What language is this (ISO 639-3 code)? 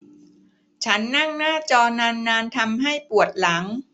tha